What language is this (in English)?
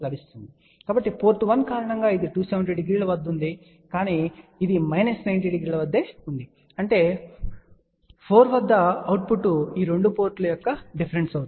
Telugu